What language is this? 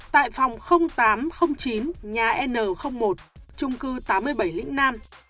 Vietnamese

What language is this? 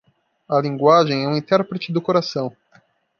Portuguese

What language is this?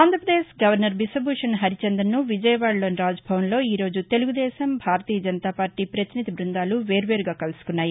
Telugu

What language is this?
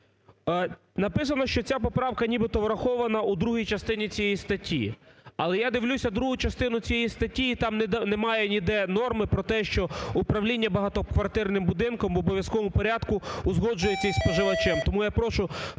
Ukrainian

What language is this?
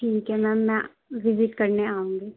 Urdu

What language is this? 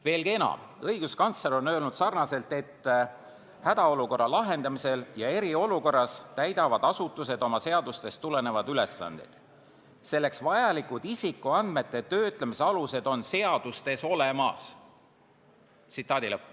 Estonian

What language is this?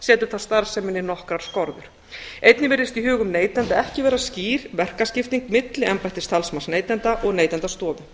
Icelandic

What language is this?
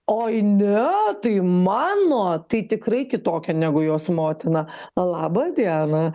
Lithuanian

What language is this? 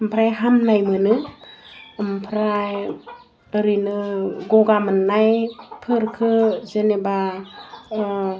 Bodo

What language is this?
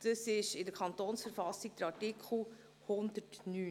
Swiss German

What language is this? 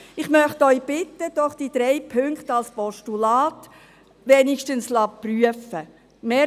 Swiss German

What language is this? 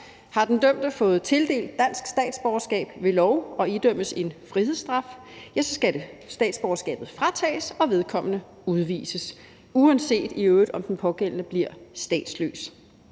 Danish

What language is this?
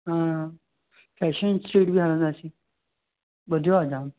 Sindhi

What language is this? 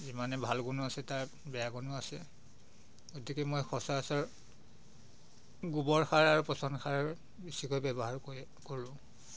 Assamese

